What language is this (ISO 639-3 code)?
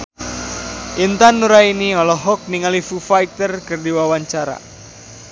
sun